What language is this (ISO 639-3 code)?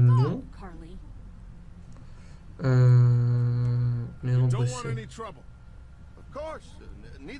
fra